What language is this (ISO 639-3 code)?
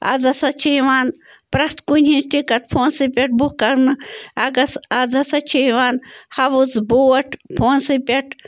kas